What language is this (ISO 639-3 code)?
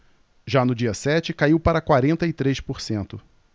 por